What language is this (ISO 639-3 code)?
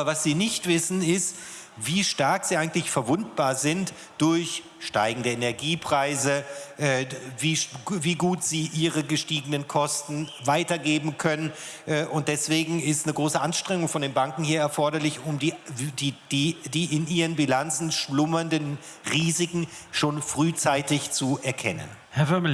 deu